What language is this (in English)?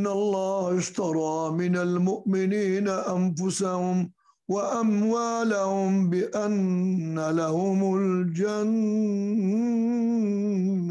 Turkish